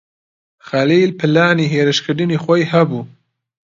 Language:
Central Kurdish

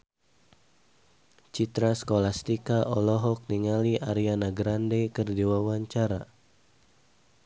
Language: Sundanese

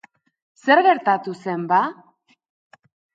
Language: Basque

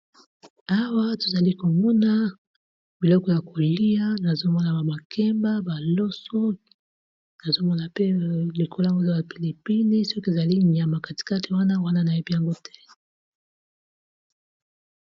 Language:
Lingala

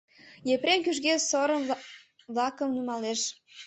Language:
Mari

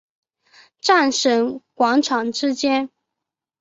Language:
Chinese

